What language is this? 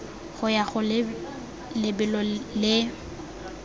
Tswana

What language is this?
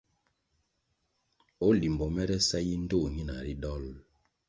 Kwasio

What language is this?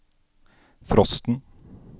Norwegian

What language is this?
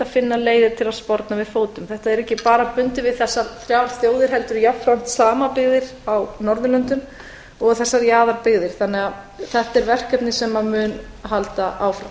Icelandic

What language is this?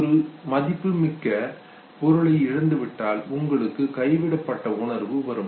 Tamil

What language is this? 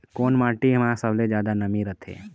Chhattisgarhi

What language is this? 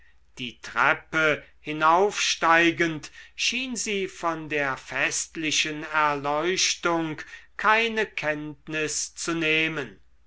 German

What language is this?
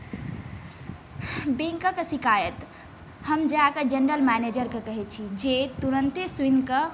Maithili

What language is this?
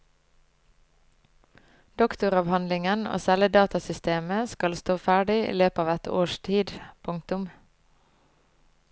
Norwegian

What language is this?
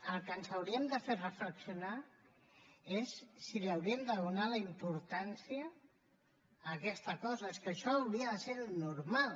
Catalan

